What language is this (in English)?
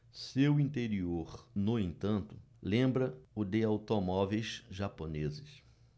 Portuguese